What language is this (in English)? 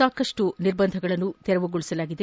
Kannada